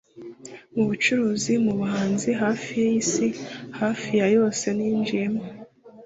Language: Kinyarwanda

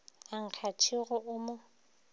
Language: Northern Sotho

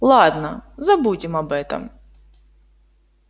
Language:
Russian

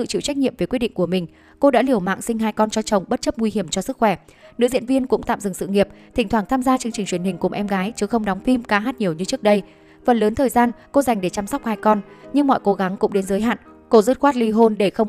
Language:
Vietnamese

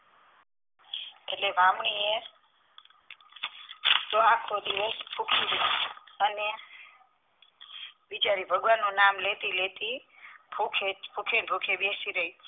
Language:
Gujarati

